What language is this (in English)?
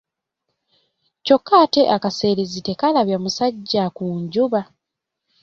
Ganda